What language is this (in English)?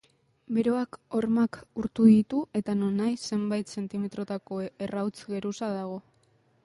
Basque